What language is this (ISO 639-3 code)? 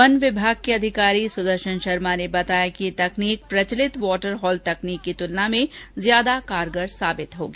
hin